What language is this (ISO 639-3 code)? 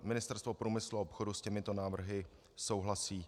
ces